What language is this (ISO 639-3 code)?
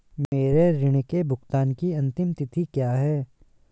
hin